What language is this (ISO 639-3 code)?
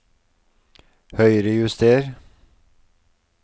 nor